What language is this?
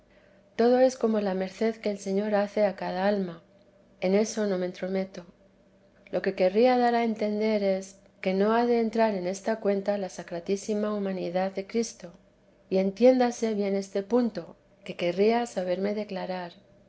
Spanish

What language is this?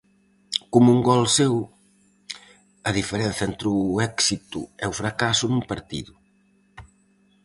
Galician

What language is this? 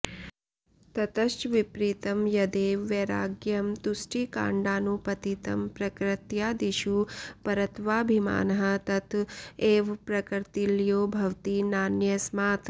Sanskrit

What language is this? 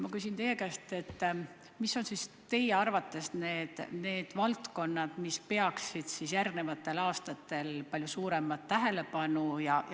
Estonian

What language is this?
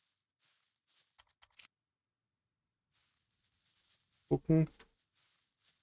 German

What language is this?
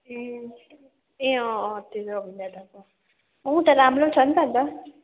Nepali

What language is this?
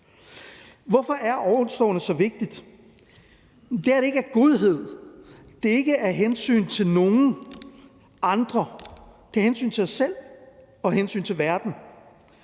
Danish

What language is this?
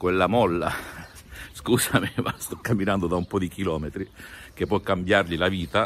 Italian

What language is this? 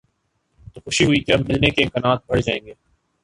Urdu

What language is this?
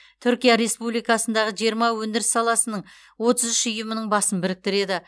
Kazakh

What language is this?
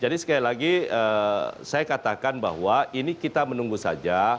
Indonesian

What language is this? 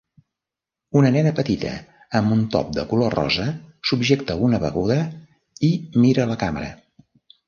Catalan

